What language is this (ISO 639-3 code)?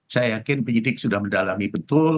ind